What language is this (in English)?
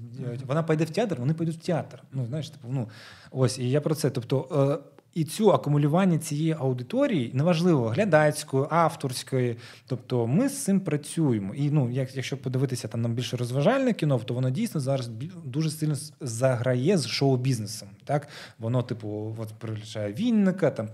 Ukrainian